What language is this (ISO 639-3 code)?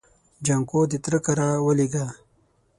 pus